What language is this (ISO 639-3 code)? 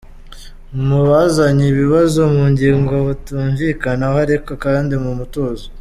kin